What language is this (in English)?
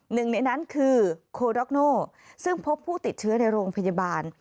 Thai